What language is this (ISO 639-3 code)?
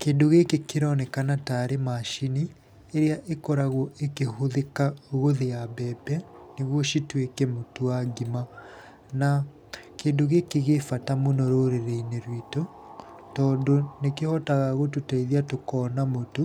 kik